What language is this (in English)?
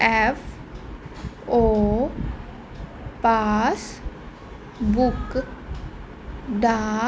Punjabi